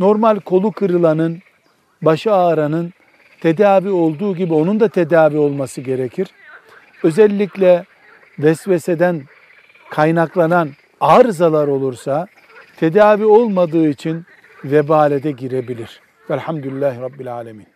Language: Turkish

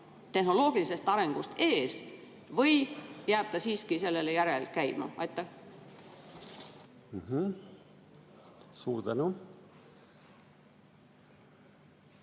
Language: Estonian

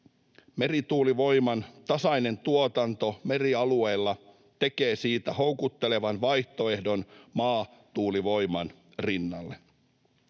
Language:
Finnish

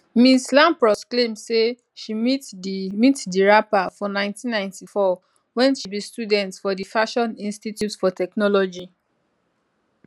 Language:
Nigerian Pidgin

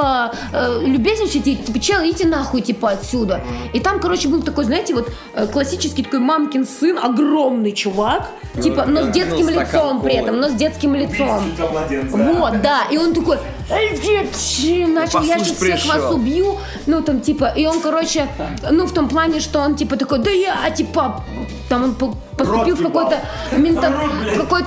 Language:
Russian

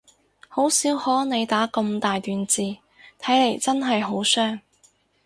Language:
Cantonese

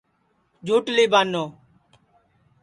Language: Sansi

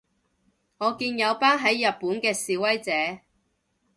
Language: Cantonese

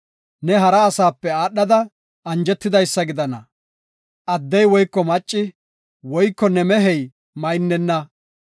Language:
Gofa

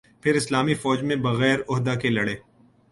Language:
Urdu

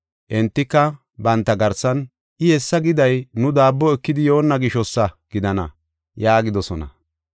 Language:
Gofa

